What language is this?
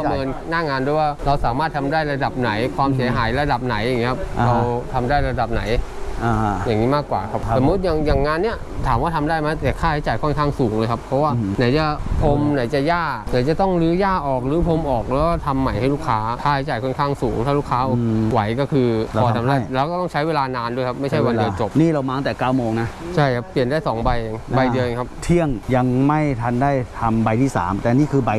Thai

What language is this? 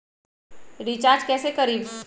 Magahi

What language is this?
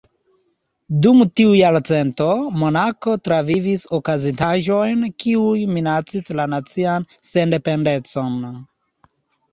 Esperanto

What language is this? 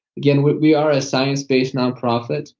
English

